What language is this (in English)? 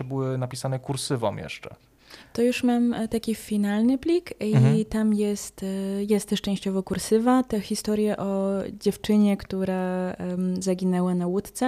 Polish